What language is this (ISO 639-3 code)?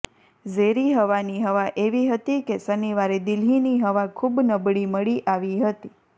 guj